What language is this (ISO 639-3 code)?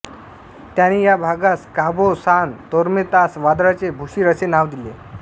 mar